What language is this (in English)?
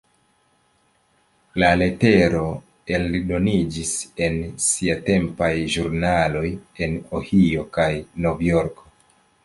Esperanto